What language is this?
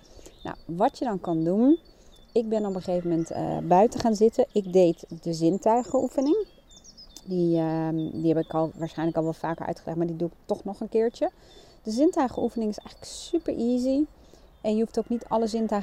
Dutch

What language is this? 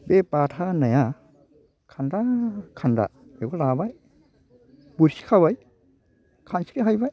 Bodo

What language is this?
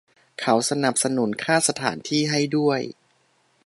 Thai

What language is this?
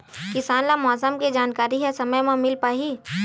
Chhattisgarhi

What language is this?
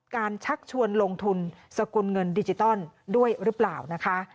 Thai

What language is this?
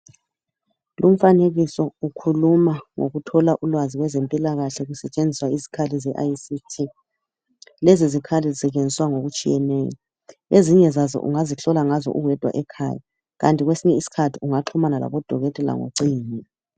North Ndebele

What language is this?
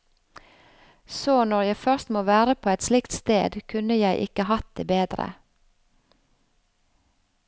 Norwegian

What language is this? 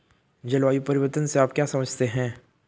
Hindi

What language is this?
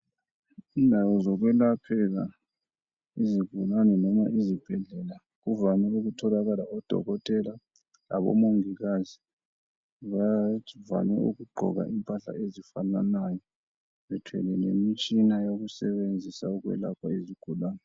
North Ndebele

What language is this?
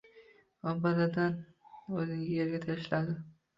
Uzbek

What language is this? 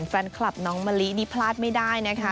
Thai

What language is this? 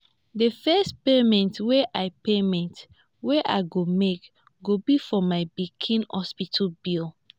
Nigerian Pidgin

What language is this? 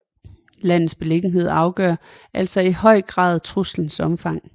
Danish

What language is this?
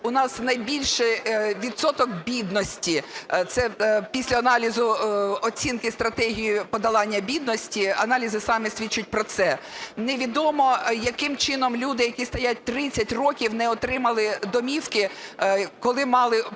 Ukrainian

